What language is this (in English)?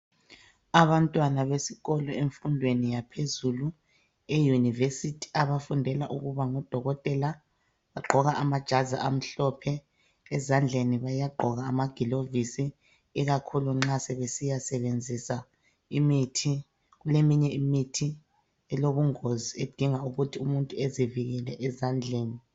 North Ndebele